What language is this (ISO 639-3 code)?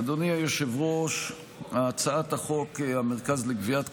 heb